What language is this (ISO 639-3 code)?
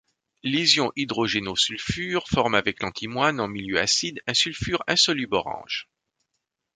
fra